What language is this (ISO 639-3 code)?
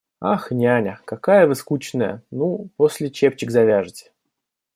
rus